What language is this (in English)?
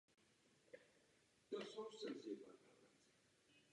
Czech